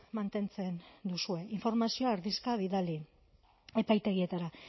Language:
Basque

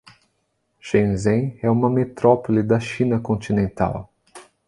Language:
Portuguese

